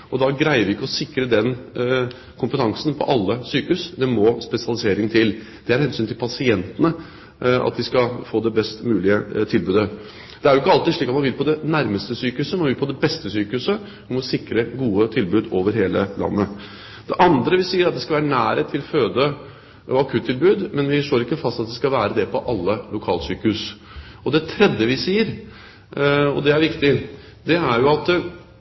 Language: Norwegian Bokmål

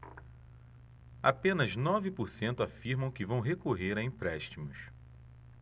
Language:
Portuguese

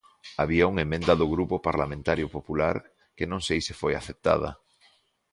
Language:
Galician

